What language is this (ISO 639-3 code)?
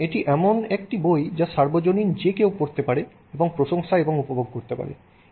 ben